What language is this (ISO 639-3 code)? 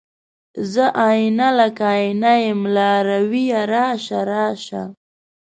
pus